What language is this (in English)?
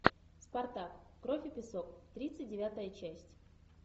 Russian